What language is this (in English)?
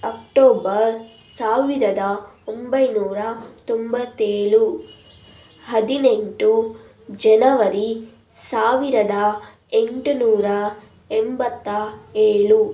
Kannada